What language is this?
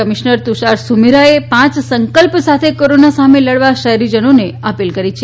Gujarati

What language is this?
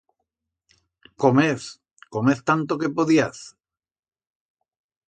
Aragonese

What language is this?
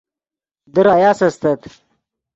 Yidgha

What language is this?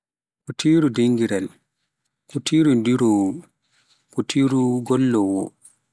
Pular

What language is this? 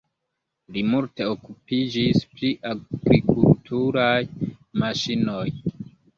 Esperanto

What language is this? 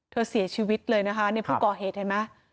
Thai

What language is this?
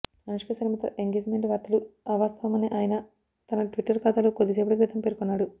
Telugu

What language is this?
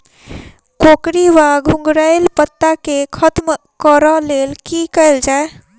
Maithili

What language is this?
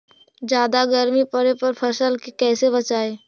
Magahi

